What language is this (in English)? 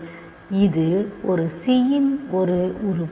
Tamil